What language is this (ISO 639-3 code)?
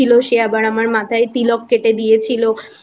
ben